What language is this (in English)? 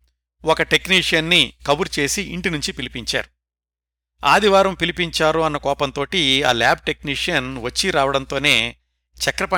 Telugu